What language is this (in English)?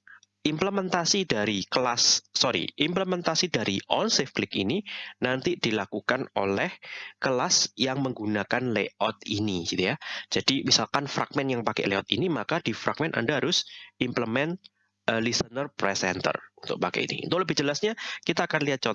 Indonesian